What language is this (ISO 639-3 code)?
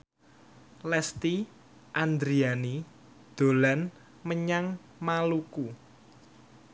jav